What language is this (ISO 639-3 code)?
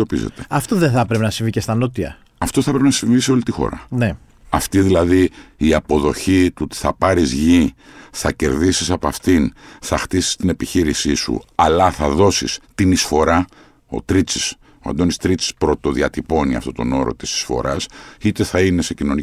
ell